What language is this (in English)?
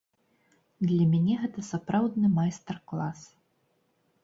Belarusian